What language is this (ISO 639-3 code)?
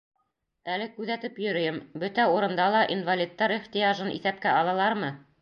bak